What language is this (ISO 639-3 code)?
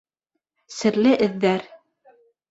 bak